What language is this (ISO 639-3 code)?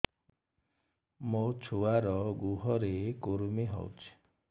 ori